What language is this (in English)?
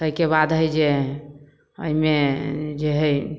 Maithili